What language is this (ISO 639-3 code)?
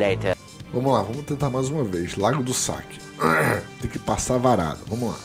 por